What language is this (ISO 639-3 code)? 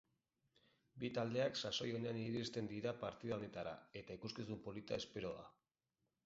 eus